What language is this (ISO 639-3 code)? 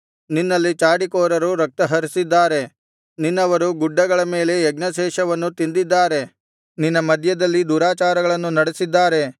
kan